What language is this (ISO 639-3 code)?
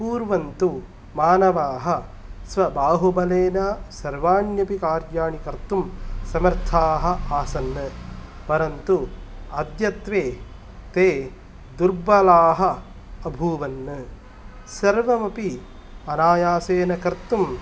san